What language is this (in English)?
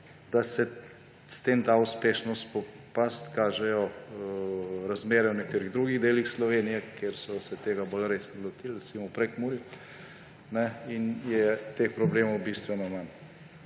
Slovenian